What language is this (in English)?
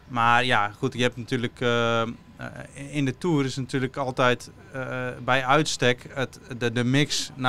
Dutch